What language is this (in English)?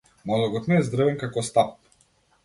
Macedonian